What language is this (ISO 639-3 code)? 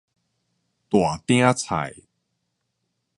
nan